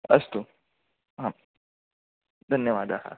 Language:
Sanskrit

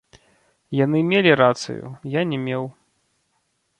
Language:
Belarusian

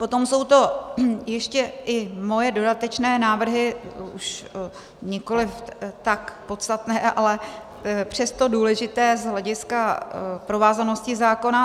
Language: Czech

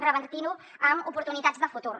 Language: Catalan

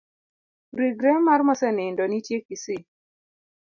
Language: Luo (Kenya and Tanzania)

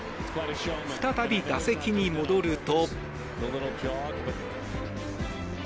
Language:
Japanese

